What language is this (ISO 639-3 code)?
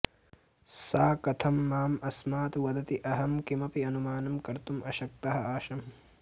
san